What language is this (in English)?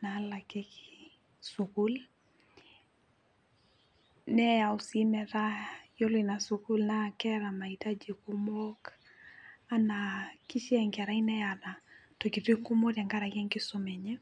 Masai